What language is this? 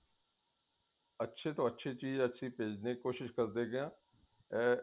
Punjabi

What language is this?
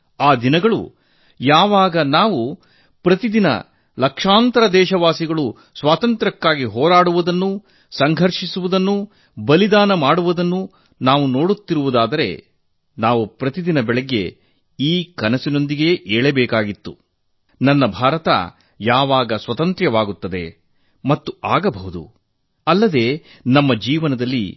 Kannada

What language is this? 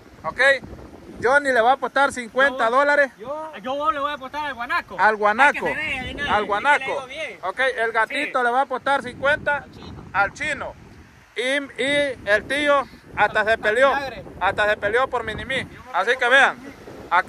Spanish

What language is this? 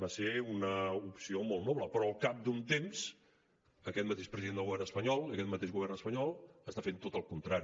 Catalan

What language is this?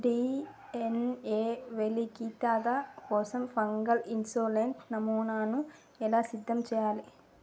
Telugu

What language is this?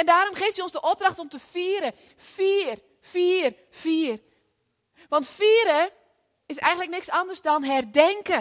Dutch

